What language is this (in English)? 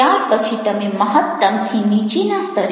Gujarati